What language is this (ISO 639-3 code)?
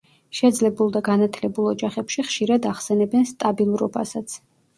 kat